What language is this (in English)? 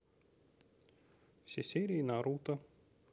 Russian